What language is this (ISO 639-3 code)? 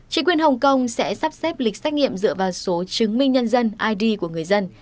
vie